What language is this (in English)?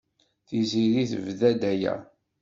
Kabyle